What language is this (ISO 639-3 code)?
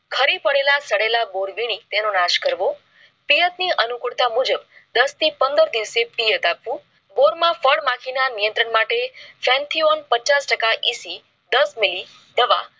guj